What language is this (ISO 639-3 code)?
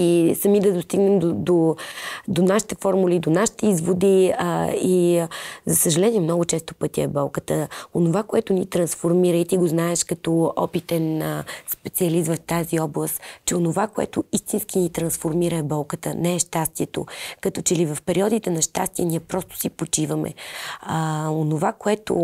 bul